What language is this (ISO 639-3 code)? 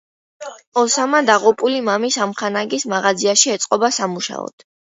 kat